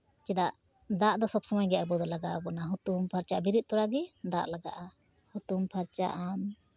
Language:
Santali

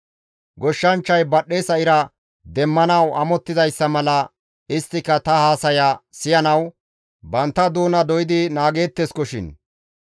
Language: Gamo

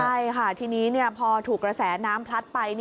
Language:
Thai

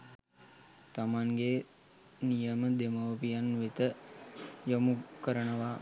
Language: Sinhala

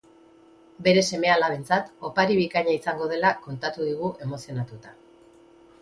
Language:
Basque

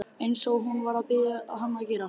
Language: Icelandic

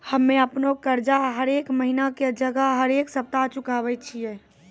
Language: Maithili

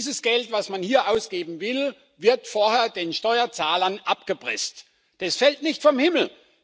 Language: German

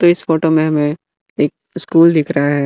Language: Hindi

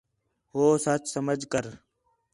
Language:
Khetrani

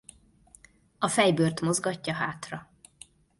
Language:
Hungarian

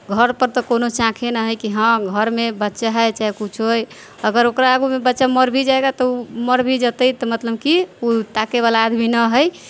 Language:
Maithili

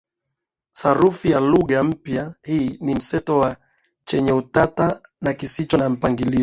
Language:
Swahili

